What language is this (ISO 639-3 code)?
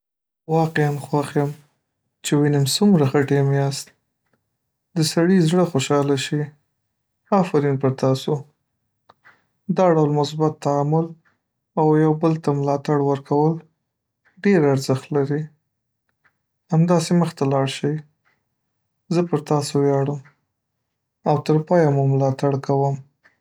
pus